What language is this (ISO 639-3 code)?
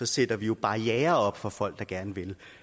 dan